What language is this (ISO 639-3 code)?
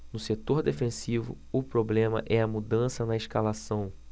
por